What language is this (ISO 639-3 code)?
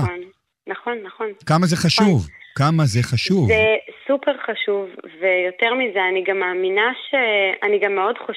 heb